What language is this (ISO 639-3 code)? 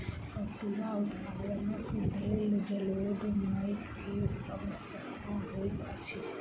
mai